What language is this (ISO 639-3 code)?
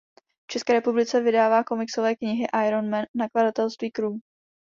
ces